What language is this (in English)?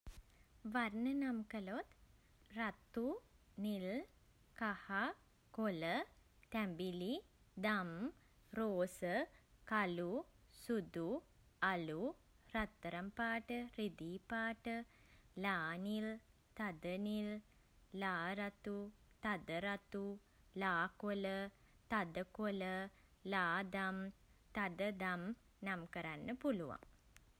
Sinhala